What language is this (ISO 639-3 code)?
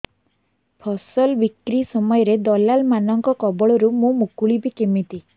ori